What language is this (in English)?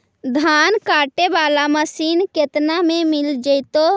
Magahi